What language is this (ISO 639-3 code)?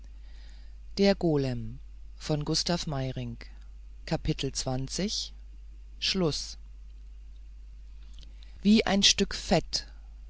deu